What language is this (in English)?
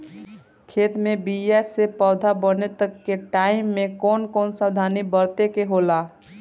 Bhojpuri